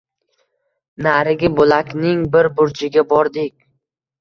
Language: Uzbek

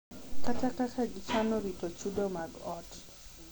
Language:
Luo (Kenya and Tanzania)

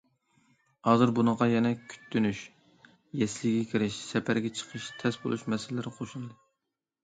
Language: Uyghur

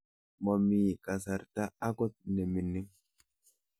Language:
Kalenjin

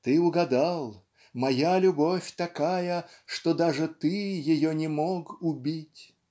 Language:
Russian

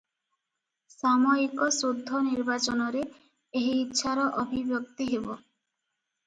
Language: Odia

